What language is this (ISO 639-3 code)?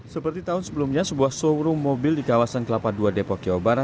ind